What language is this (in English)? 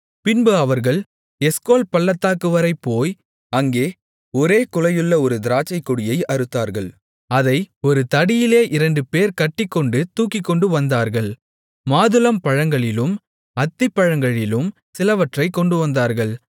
Tamil